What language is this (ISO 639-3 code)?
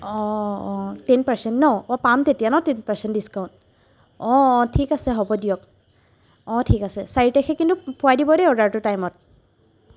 asm